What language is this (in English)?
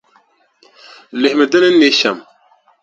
Dagbani